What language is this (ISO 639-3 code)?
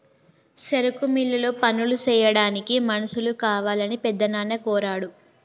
tel